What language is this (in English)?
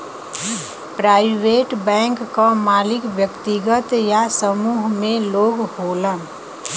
Bhojpuri